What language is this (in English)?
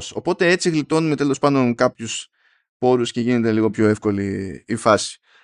Greek